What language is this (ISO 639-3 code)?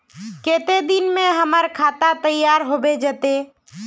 mag